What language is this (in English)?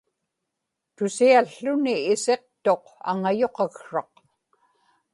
Inupiaq